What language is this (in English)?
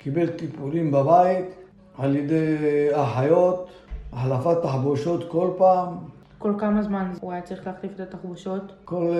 Hebrew